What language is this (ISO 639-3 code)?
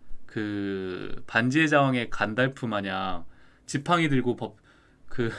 kor